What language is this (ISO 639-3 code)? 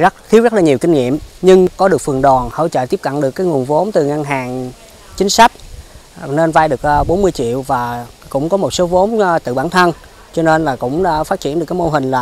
vie